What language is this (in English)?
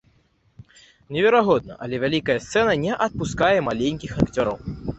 Belarusian